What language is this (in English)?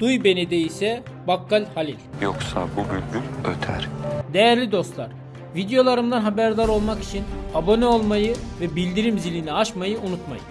Turkish